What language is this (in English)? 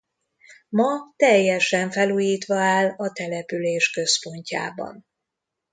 Hungarian